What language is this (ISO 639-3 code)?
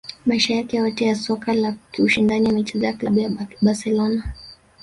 swa